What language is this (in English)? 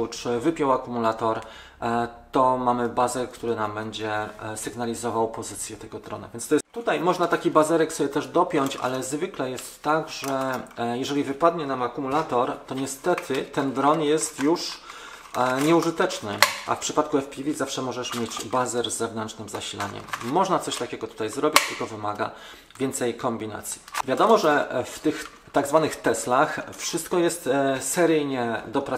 Polish